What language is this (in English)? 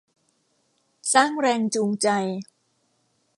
Thai